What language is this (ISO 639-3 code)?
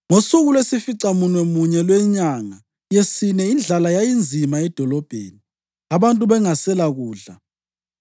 nde